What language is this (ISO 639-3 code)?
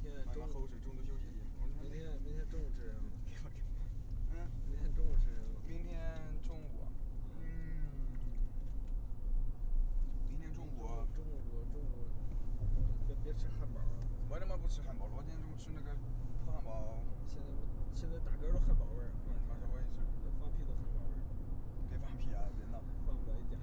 zho